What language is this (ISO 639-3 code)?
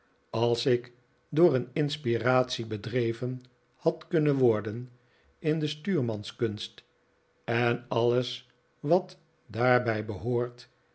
nld